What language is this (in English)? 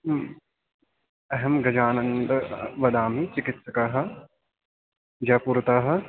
Sanskrit